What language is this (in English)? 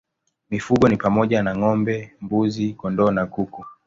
Swahili